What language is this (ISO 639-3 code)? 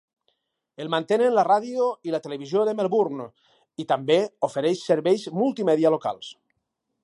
cat